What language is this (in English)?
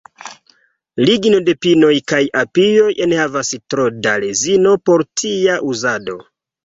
Esperanto